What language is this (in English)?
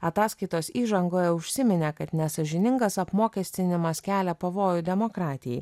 Lithuanian